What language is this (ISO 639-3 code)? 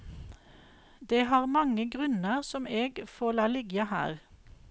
nor